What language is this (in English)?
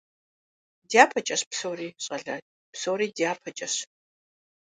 Kabardian